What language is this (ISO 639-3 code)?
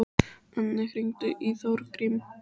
isl